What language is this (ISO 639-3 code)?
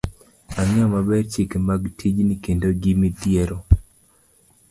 luo